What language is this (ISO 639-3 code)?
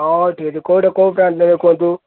ori